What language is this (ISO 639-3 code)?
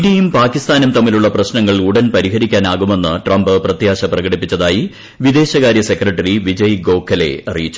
mal